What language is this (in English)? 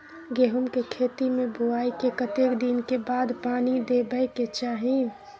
Maithili